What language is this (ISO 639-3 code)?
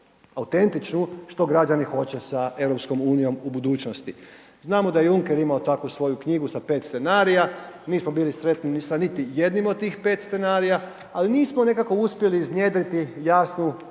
hrv